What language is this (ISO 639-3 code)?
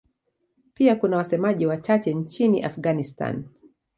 swa